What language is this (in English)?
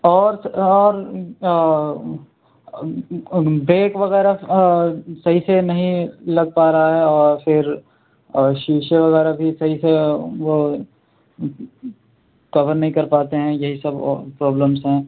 Urdu